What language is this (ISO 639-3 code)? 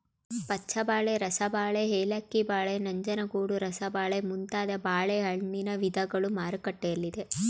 kan